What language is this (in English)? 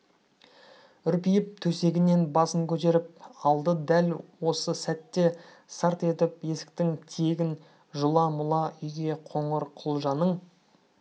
Kazakh